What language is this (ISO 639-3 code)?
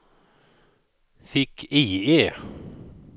swe